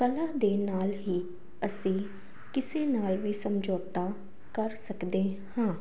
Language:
Punjabi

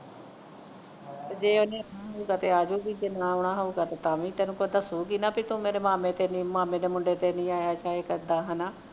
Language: Punjabi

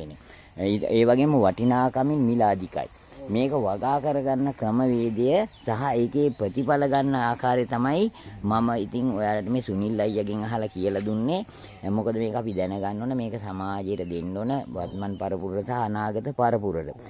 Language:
Indonesian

